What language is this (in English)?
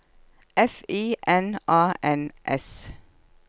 Norwegian